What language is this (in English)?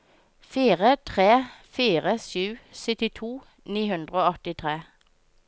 Norwegian